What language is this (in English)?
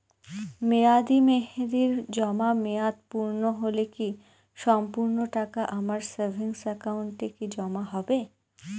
Bangla